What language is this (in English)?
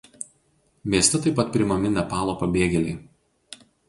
Lithuanian